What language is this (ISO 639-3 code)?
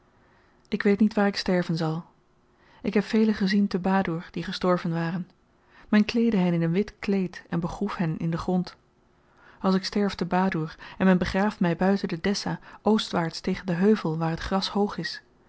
nld